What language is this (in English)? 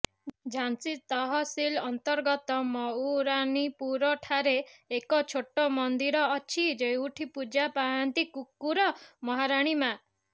Odia